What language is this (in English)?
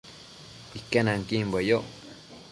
Matsés